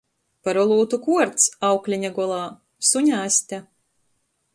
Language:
Latgalian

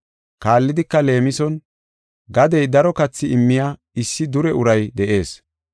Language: Gofa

